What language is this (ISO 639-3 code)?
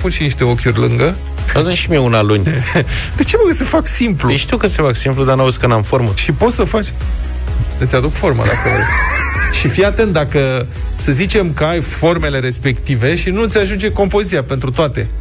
ron